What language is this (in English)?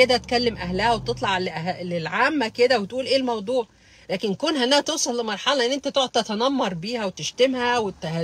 Arabic